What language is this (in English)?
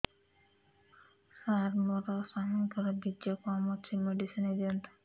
Odia